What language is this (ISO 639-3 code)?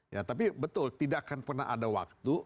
ind